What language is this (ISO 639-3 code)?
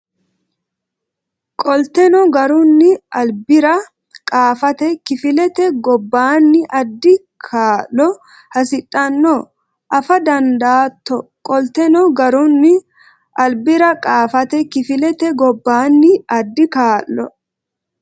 sid